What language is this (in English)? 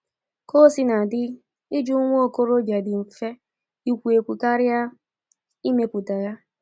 Igbo